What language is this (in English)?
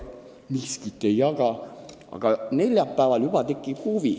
Estonian